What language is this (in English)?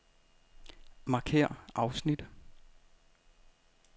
Danish